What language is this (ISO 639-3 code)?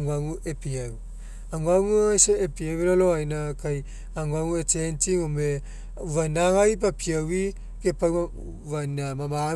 mek